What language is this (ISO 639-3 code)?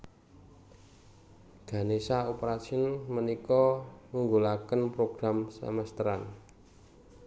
jav